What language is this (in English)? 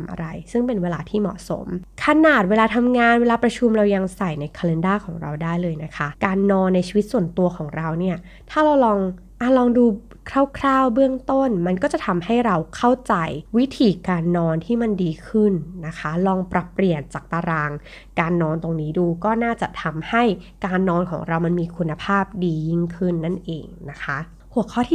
Thai